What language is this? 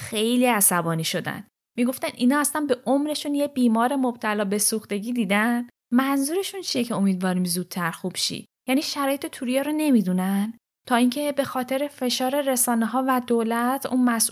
Persian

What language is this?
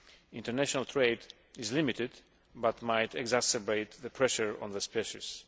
English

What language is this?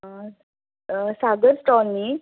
Konkani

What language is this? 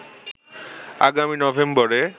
Bangla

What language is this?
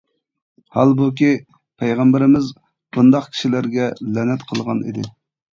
Uyghur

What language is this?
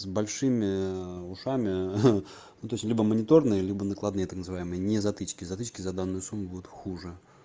Russian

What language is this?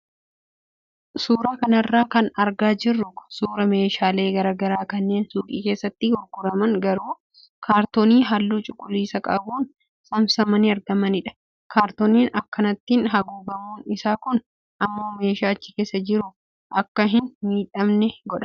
Oromo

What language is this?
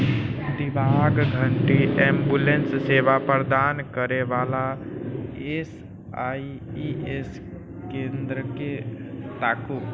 Maithili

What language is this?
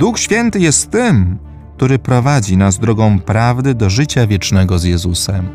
Polish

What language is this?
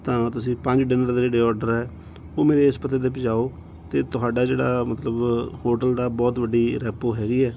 Punjabi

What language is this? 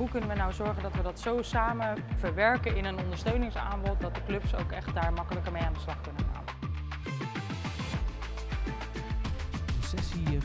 Dutch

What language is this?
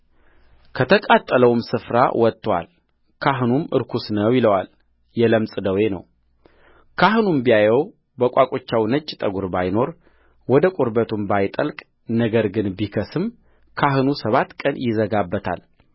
Amharic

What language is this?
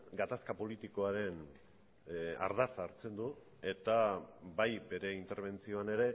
Basque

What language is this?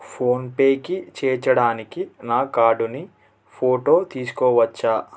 Telugu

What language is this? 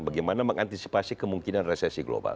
Indonesian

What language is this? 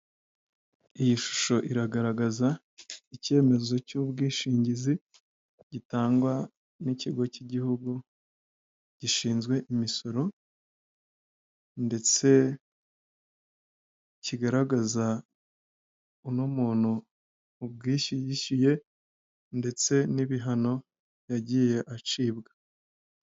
Kinyarwanda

